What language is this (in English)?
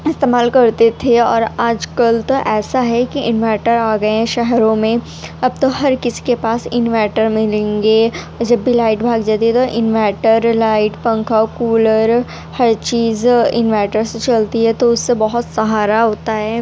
Urdu